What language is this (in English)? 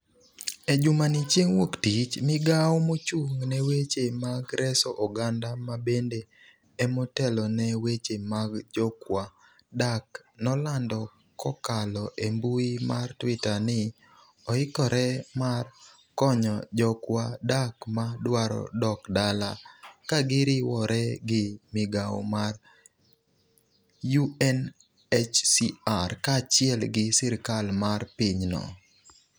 Luo (Kenya and Tanzania)